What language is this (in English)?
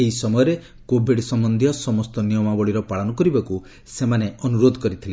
Odia